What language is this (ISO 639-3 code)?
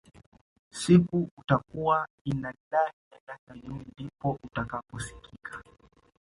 swa